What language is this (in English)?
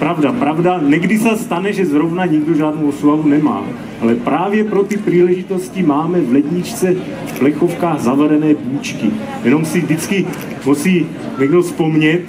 Czech